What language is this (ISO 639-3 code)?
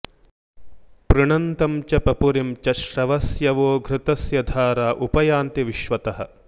san